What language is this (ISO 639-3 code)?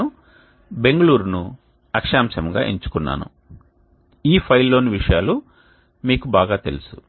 tel